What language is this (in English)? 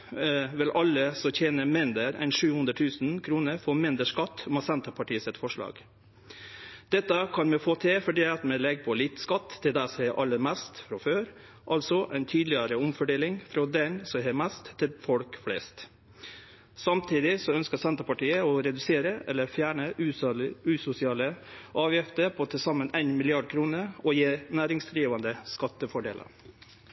Norwegian Nynorsk